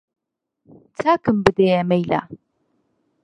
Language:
Central Kurdish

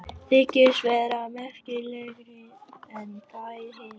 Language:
Icelandic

